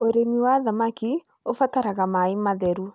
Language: Kikuyu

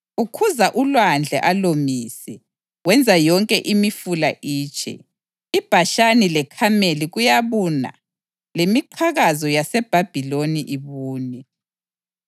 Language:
North Ndebele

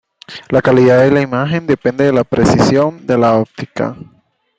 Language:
Spanish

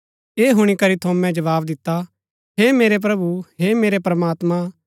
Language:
Gaddi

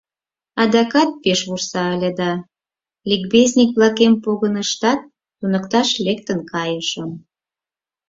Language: Mari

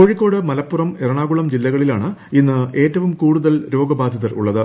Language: Malayalam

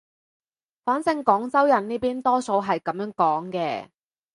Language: Cantonese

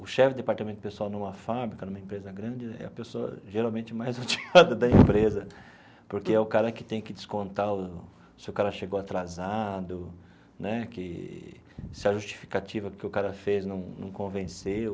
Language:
Portuguese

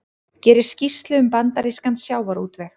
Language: Icelandic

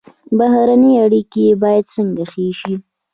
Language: Pashto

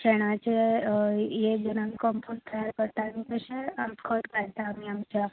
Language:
Konkani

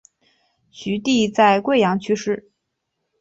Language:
Chinese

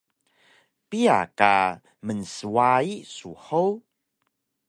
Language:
Taroko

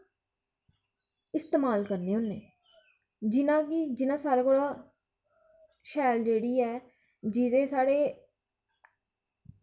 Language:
Dogri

